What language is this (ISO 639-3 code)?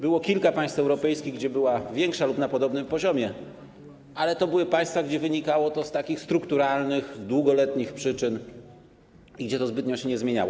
pol